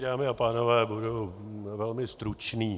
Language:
Czech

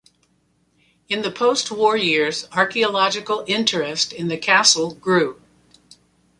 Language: English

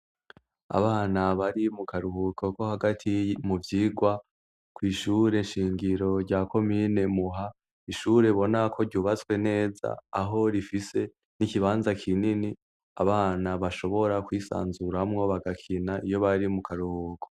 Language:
Rundi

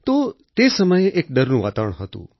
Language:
Gujarati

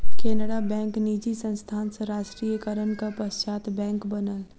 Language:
Maithili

